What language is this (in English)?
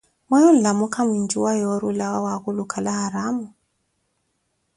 Koti